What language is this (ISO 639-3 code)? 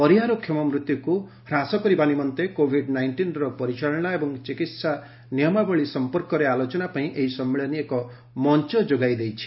ori